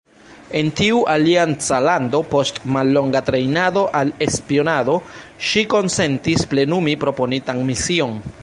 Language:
Esperanto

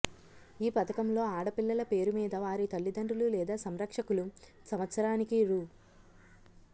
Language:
Telugu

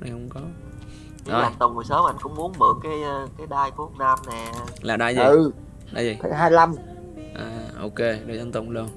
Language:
Vietnamese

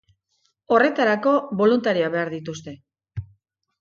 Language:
Basque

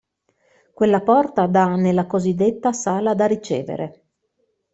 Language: Italian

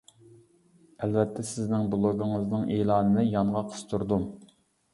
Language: Uyghur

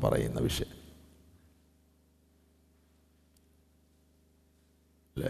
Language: Malayalam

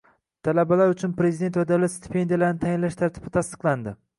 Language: Uzbek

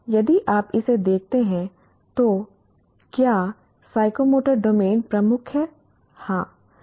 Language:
Hindi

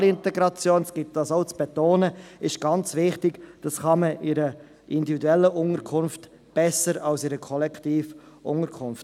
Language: Swiss German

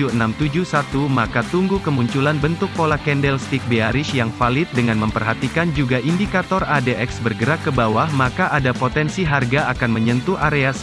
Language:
Indonesian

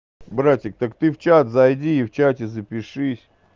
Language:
Russian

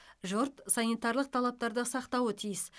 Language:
Kazakh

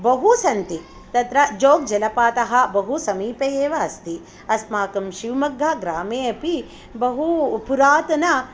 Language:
Sanskrit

